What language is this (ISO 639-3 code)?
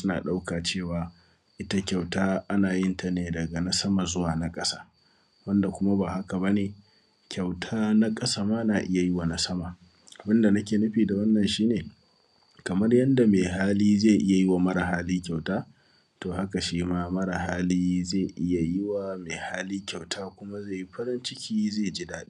hau